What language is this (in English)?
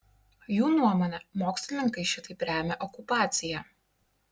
Lithuanian